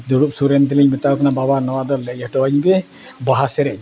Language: Santali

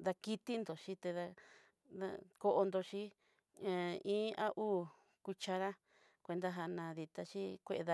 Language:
Southeastern Nochixtlán Mixtec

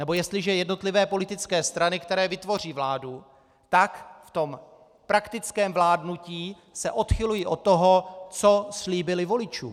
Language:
Czech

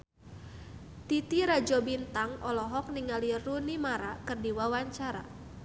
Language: Sundanese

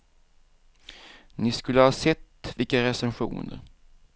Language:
Swedish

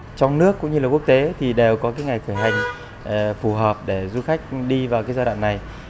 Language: Vietnamese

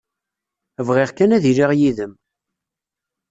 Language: Kabyle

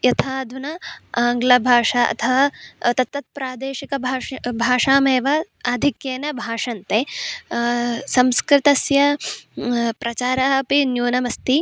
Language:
Sanskrit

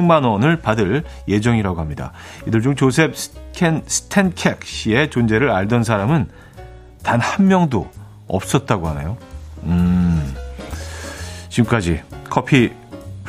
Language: Korean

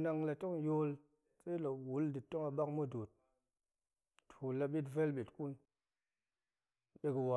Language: Goemai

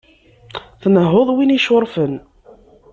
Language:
Kabyle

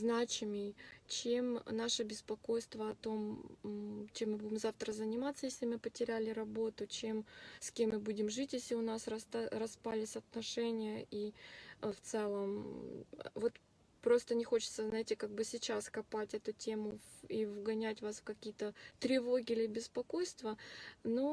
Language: Russian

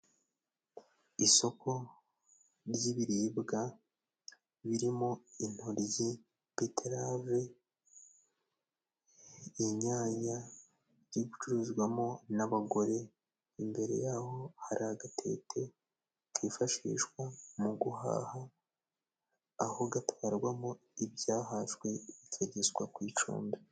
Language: Kinyarwanda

